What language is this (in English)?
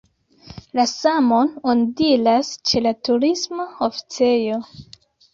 Esperanto